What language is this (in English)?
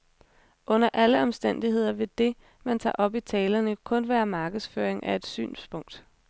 Danish